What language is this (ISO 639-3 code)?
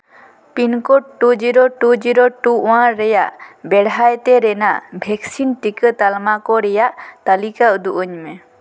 sat